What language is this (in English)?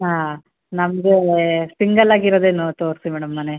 Kannada